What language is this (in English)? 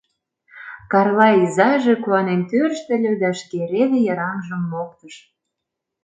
Mari